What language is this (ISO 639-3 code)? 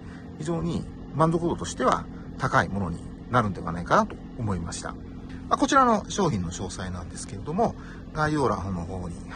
jpn